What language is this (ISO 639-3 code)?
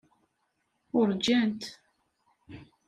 kab